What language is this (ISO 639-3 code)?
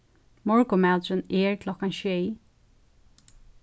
fao